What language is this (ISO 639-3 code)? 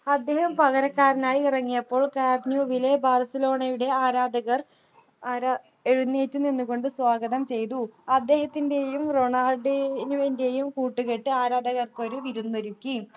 mal